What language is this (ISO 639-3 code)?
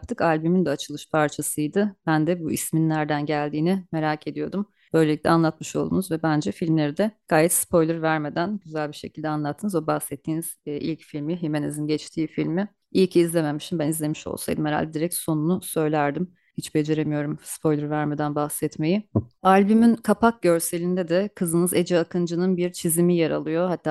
tur